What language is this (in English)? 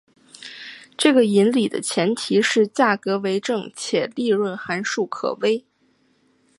Chinese